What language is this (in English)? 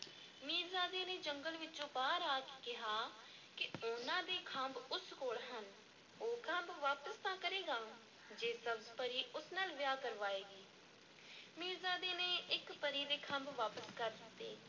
Punjabi